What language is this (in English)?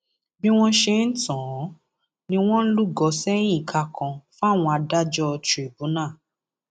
Yoruba